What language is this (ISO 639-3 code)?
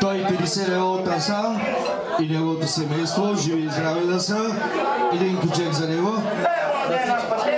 ron